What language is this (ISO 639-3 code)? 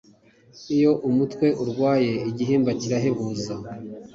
kin